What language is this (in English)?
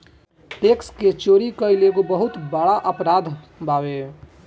Bhojpuri